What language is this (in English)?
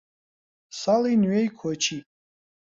Central Kurdish